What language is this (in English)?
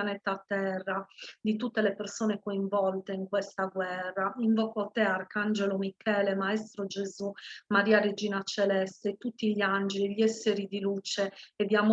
Italian